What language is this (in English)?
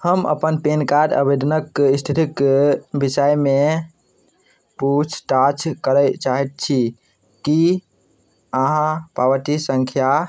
Maithili